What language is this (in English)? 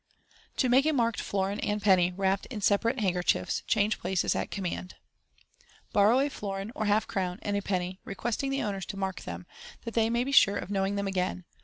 English